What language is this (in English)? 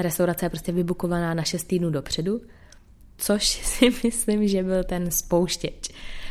Czech